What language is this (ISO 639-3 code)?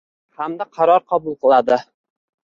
uzb